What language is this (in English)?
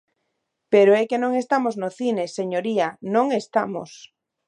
Galician